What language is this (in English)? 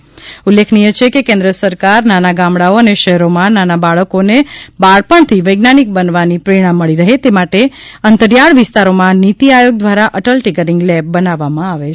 Gujarati